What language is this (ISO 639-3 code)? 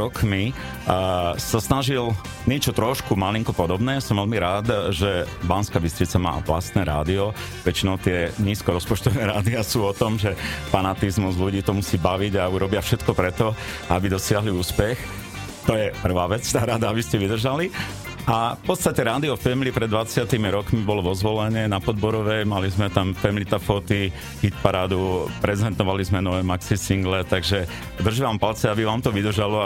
slk